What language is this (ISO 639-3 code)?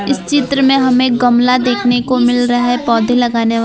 hin